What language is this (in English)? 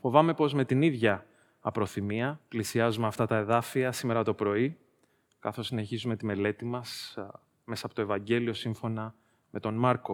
Greek